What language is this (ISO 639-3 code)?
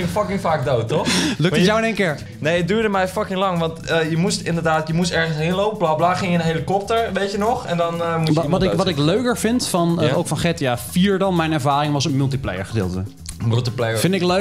nld